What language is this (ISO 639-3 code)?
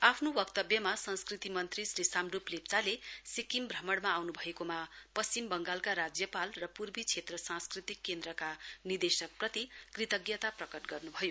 nep